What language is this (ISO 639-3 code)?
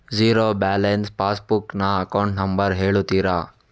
kan